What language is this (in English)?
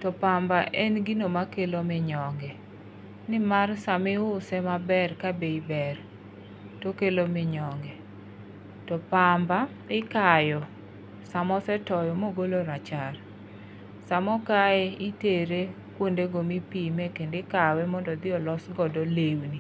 Luo (Kenya and Tanzania)